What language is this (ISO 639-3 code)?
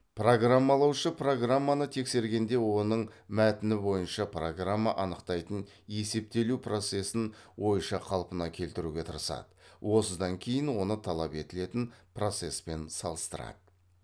kaz